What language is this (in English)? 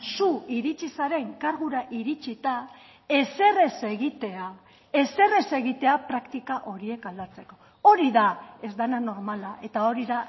Basque